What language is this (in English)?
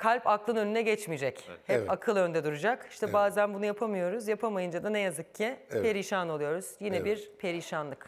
Turkish